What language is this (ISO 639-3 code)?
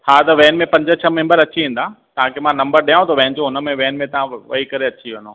snd